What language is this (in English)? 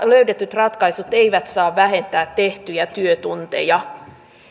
Finnish